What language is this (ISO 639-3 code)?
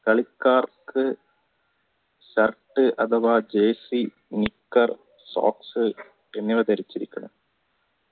mal